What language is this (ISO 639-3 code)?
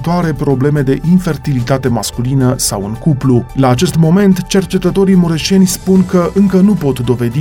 ron